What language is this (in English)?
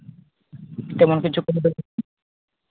Santali